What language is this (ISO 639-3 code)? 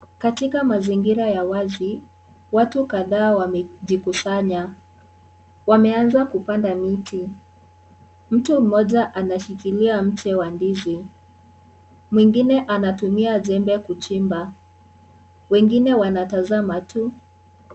swa